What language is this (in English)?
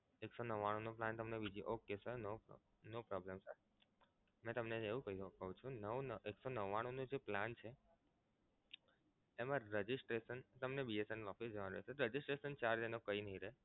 Gujarati